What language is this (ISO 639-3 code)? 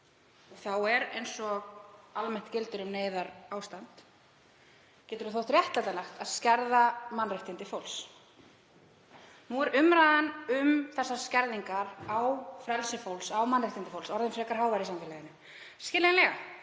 isl